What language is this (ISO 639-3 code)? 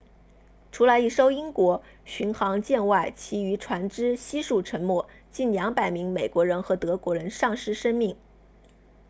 zho